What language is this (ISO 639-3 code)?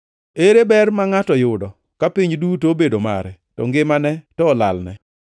luo